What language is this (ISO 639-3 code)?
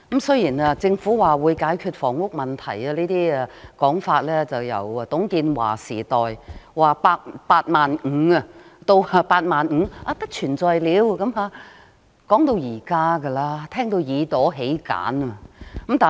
yue